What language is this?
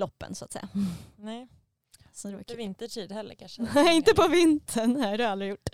Swedish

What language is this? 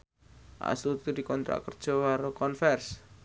Javanese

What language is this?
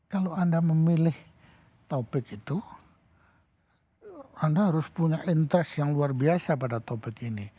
Indonesian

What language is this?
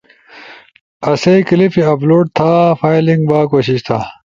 Ushojo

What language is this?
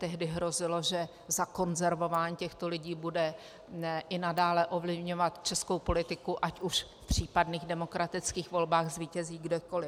Czech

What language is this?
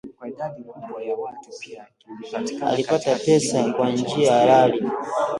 Swahili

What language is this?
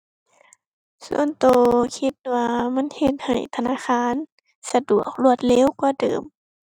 Thai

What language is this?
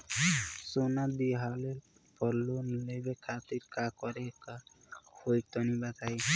Bhojpuri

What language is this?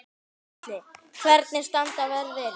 Icelandic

